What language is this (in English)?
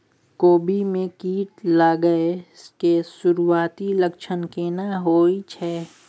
Maithili